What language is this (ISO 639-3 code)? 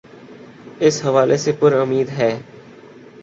urd